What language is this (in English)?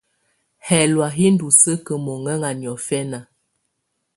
Tunen